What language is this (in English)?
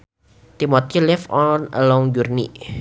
Sundanese